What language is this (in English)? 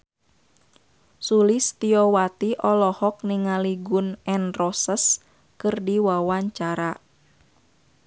Sundanese